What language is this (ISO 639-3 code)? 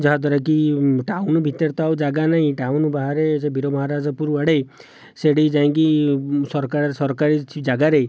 ori